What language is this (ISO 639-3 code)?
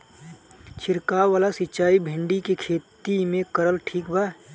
bho